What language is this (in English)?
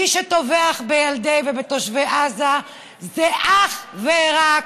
Hebrew